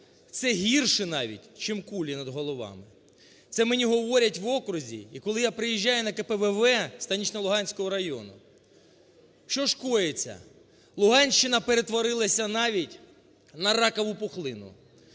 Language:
Ukrainian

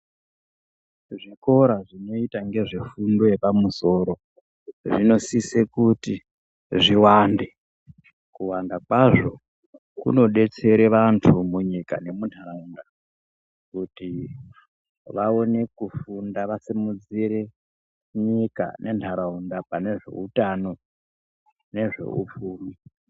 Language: Ndau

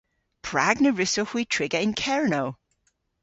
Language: Cornish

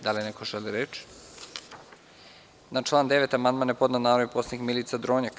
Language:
Serbian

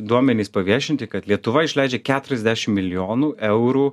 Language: Lithuanian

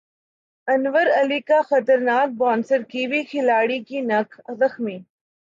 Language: Urdu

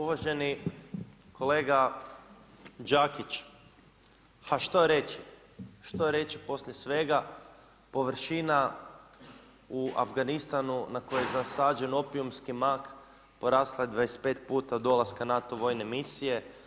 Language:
Croatian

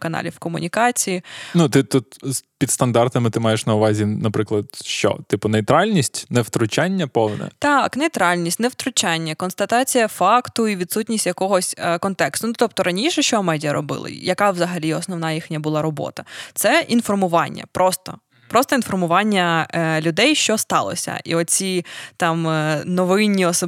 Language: Ukrainian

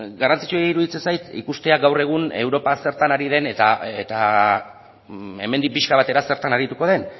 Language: Basque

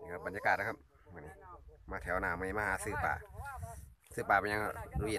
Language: Thai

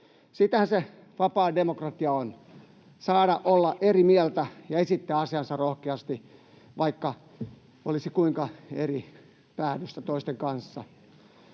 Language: Finnish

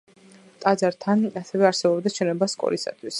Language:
Georgian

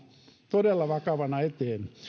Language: Finnish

